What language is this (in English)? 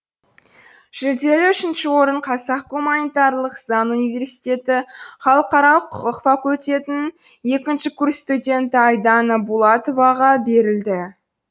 Kazakh